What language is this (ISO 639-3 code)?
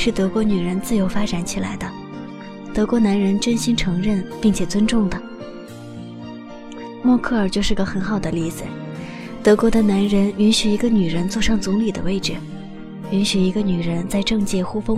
zho